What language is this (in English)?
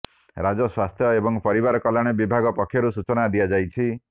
Odia